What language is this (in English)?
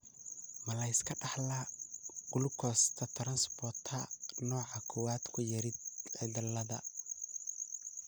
Somali